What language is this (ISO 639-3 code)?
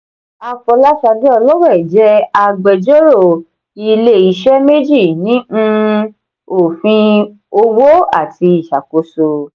yor